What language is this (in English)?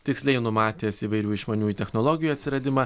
Lithuanian